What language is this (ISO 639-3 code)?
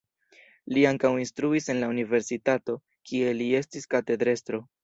epo